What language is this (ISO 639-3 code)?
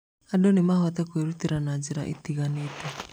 kik